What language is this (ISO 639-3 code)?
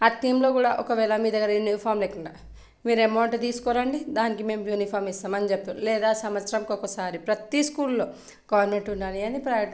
tel